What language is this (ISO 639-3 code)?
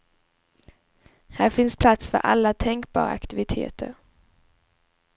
swe